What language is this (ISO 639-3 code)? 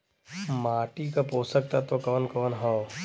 bho